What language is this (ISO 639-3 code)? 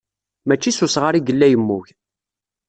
kab